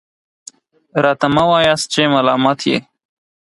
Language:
Pashto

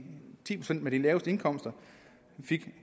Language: Danish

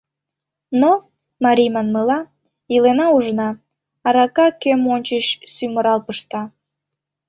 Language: Mari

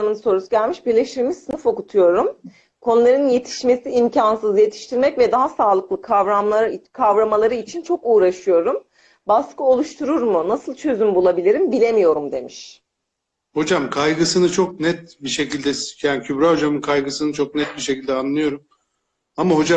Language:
Turkish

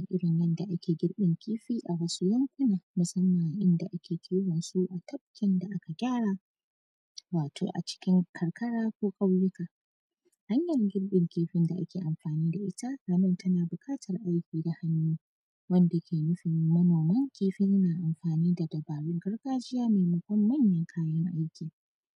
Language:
Hausa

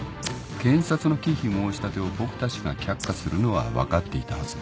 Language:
Japanese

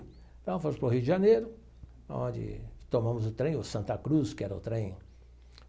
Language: Portuguese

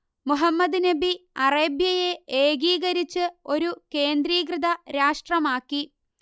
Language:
Malayalam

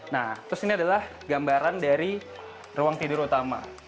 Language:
Indonesian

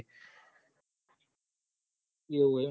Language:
Gujarati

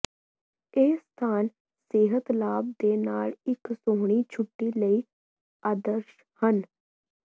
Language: Punjabi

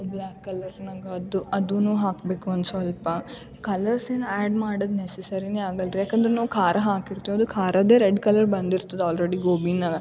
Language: Kannada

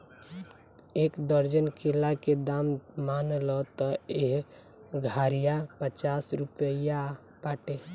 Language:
Bhojpuri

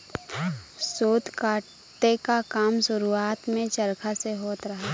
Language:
Bhojpuri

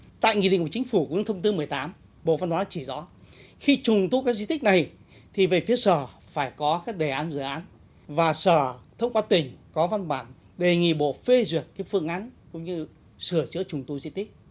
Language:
Vietnamese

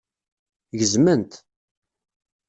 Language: Kabyle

